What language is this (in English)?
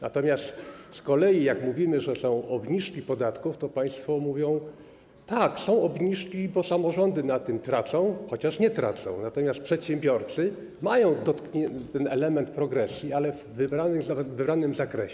Polish